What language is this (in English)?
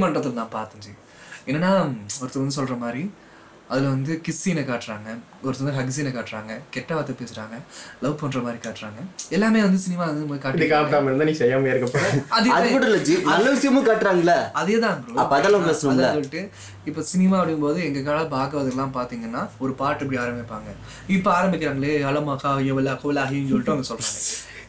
Tamil